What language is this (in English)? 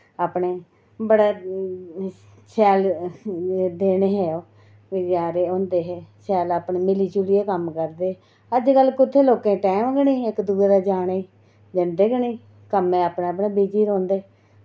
Dogri